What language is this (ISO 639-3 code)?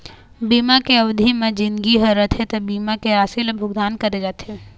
hne